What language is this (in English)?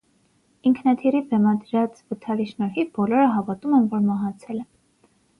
Armenian